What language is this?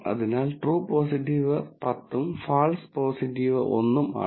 Malayalam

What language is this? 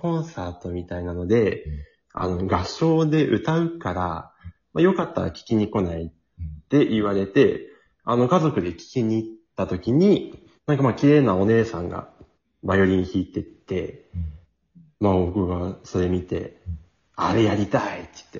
Japanese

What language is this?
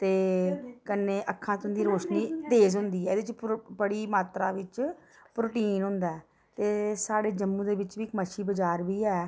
Dogri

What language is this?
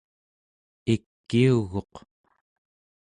Central Yupik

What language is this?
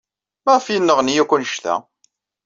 Kabyle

